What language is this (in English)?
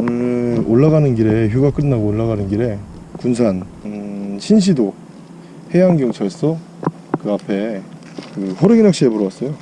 Korean